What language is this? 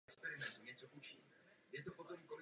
Czech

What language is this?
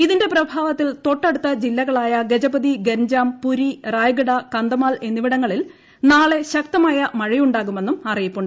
Malayalam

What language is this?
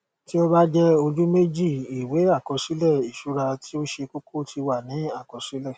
Yoruba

